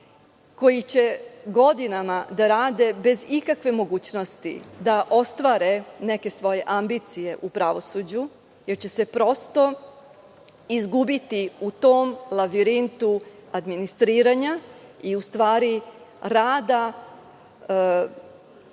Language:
Serbian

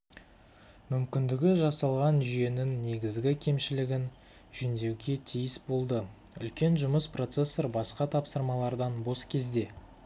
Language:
Kazakh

